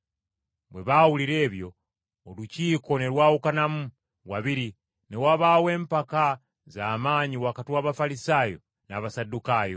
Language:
Ganda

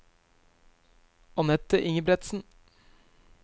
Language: Norwegian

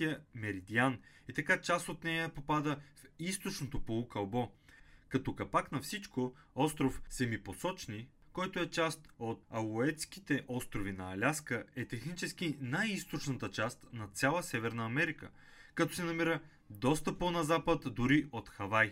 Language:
Bulgarian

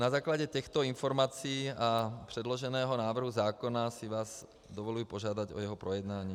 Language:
Czech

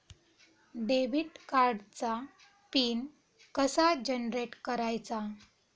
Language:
Marathi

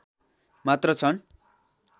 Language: Nepali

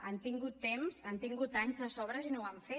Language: Catalan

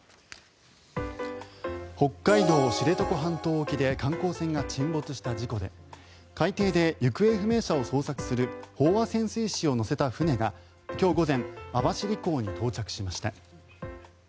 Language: Japanese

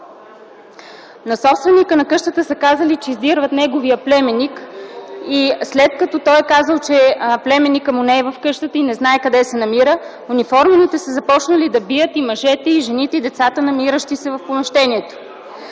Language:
Bulgarian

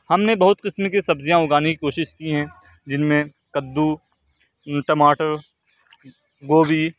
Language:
Urdu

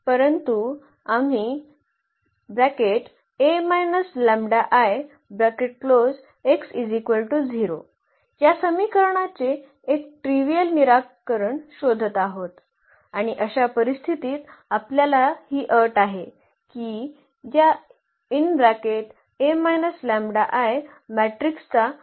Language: Marathi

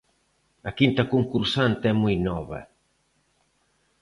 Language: Galician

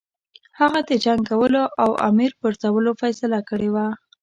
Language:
Pashto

